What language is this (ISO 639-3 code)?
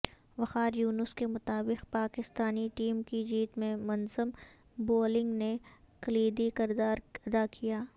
urd